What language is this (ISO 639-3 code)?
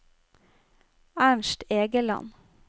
nor